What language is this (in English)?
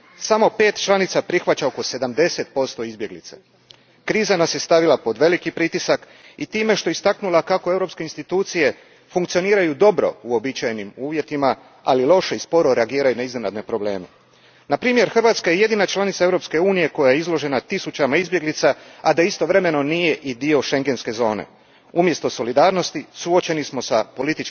Croatian